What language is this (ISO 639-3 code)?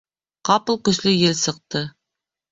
bak